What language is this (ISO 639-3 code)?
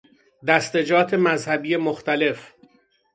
fas